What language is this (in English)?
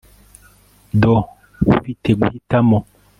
Kinyarwanda